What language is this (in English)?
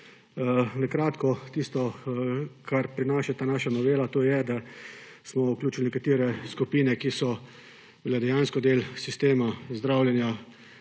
Slovenian